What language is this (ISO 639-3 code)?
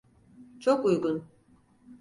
tur